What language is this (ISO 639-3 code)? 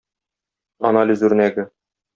tat